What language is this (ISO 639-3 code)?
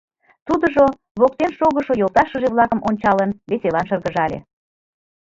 chm